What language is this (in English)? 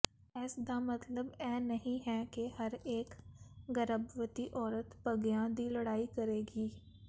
Punjabi